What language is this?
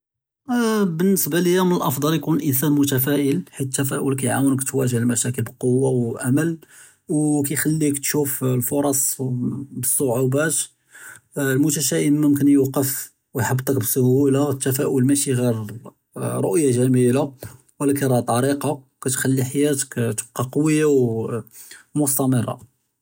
Judeo-Arabic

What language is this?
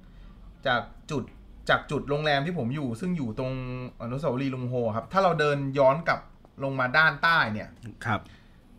Thai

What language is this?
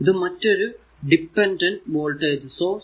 Malayalam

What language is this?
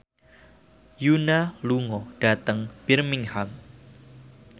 Javanese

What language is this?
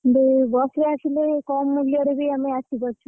Odia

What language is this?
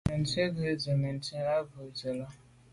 Medumba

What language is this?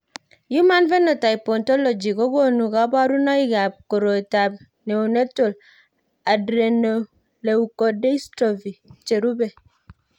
Kalenjin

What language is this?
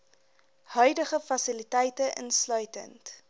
Afrikaans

